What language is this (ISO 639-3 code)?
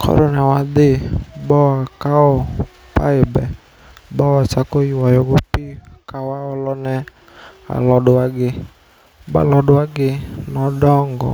luo